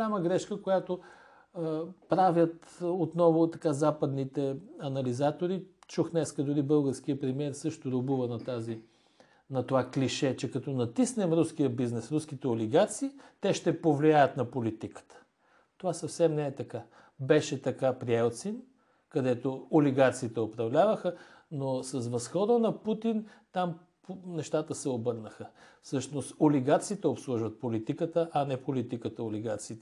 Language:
Bulgarian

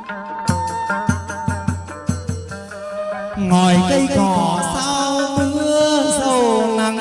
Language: Vietnamese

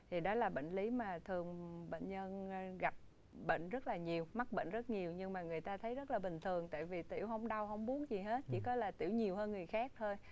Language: Vietnamese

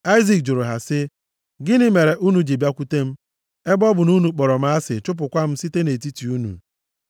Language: Igbo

